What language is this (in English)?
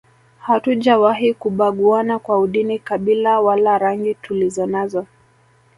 Swahili